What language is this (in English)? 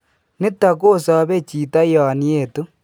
Kalenjin